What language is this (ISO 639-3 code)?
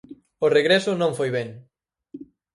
glg